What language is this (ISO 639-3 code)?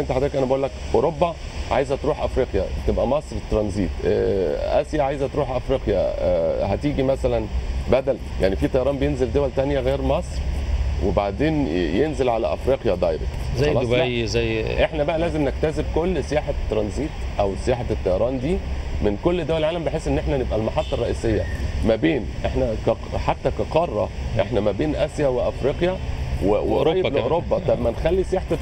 ara